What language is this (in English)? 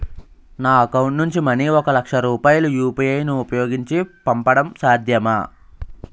Telugu